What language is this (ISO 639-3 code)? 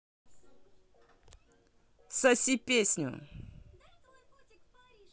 rus